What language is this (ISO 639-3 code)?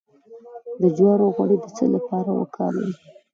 pus